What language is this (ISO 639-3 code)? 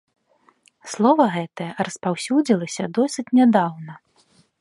bel